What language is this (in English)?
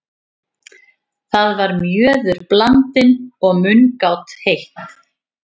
Icelandic